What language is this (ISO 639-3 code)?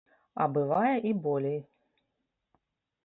bel